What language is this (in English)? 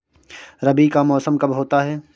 Hindi